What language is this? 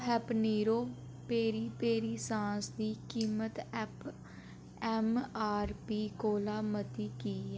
Dogri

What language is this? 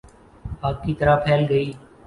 Urdu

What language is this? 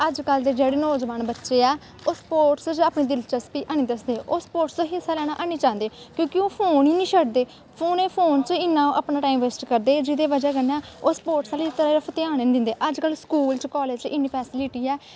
Dogri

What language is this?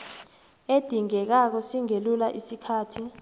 South Ndebele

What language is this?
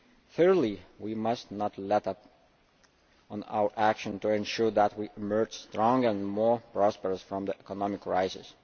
English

